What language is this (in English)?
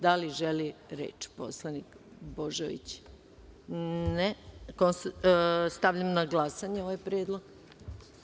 Serbian